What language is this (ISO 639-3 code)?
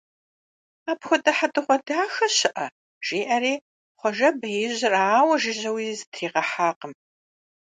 kbd